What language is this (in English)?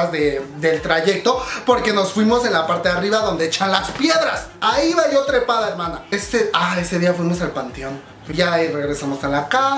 Spanish